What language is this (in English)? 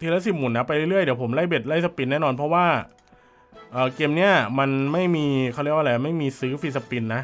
Thai